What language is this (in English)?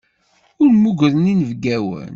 Kabyle